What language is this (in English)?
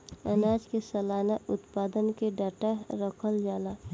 Bhojpuri